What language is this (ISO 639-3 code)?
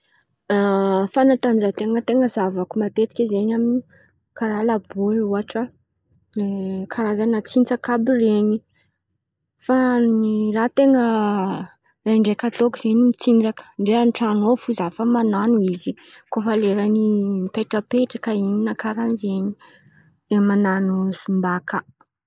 xmv